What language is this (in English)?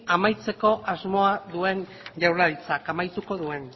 Basque